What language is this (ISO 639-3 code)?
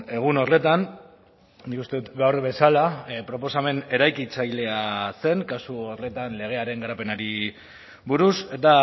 eus